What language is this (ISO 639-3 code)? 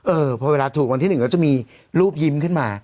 tha